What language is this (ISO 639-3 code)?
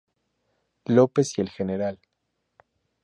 spa